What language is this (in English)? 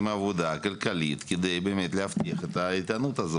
Hebrew